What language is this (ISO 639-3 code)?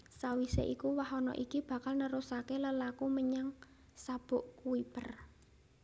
jav